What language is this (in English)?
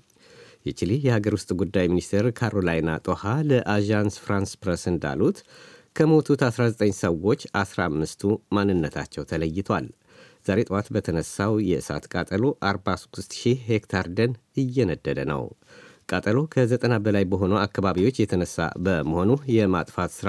Amharic